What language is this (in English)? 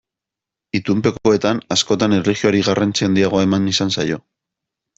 Basque